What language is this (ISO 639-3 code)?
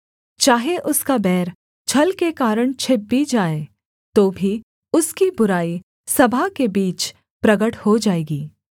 hin